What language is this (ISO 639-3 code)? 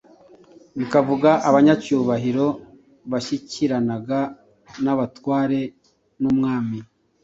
kin